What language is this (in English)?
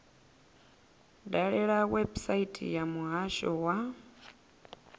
Venda